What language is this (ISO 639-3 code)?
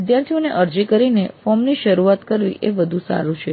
guj